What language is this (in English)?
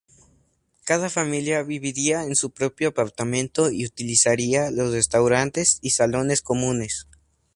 Spanish